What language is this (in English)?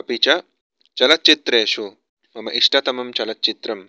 Sanskrit